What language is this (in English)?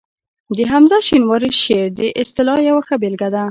Pashto